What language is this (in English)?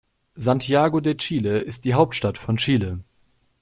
German